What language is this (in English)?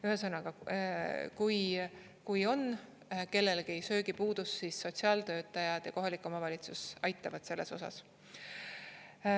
Estonian